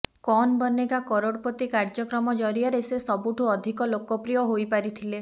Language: Odia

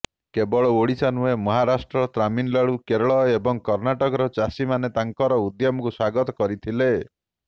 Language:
Odia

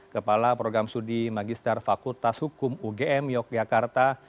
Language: Indonesian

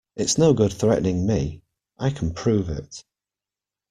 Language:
English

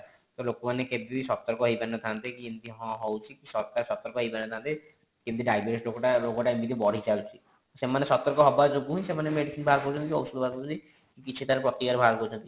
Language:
Odia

